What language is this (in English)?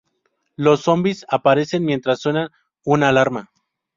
Spanish